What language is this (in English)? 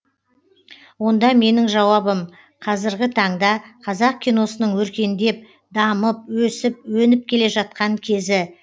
Kazakh